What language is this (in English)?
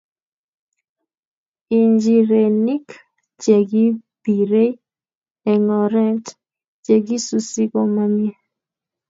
Kalenjin